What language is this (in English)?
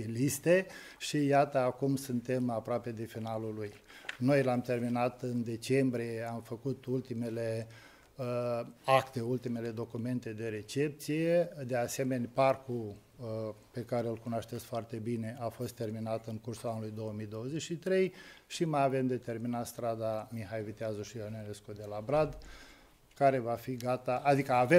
Romanian